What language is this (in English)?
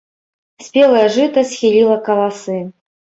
Belarusian